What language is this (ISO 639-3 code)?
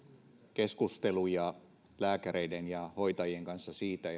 fin